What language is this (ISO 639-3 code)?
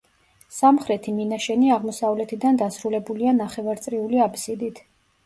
kat